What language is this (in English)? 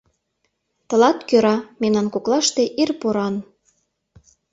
Mari